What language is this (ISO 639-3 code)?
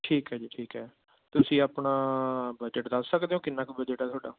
pan